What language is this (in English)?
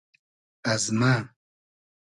Hazaragi